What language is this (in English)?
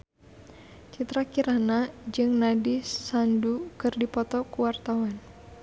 Sundanese